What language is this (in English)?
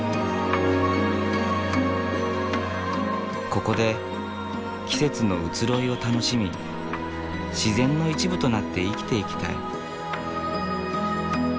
Japanese